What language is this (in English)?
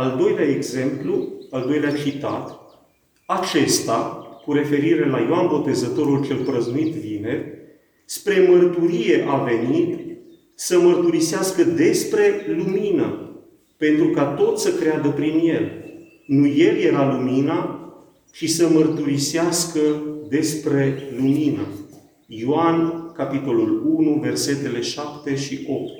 Romanian